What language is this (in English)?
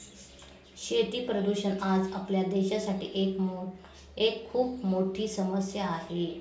Marathi